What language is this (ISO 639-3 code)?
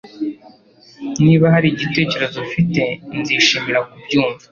kin